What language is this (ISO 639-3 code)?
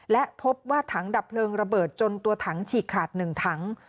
tha